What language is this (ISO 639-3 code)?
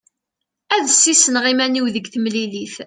kab